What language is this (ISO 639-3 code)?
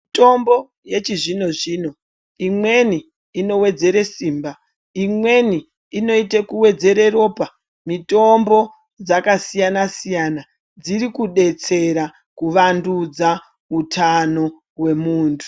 ndc